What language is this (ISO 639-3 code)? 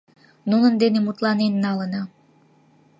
chm